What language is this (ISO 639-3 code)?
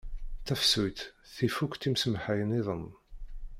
kab